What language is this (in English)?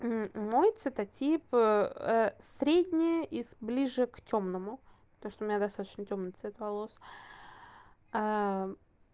Russian